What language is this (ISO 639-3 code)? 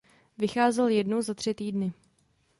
ces